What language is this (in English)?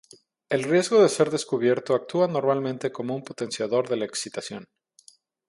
Spanish